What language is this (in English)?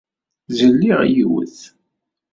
Kabyle